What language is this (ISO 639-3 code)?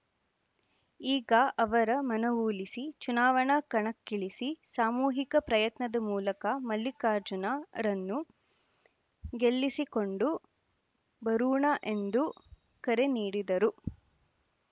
kan